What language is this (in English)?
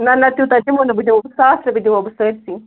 Kashmiri